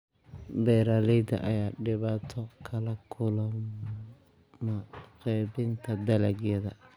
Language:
Somali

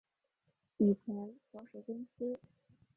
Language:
Chinese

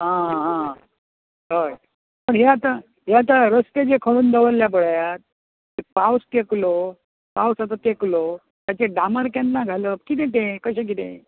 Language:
Konkani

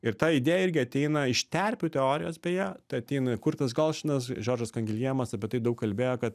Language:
Lithuanian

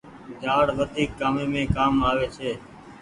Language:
Goaria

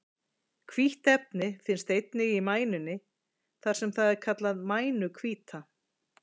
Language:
Icelandic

